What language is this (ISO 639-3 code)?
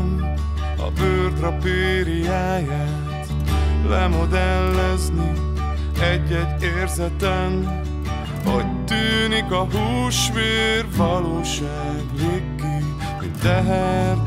pol